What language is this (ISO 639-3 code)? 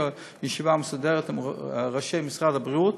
heb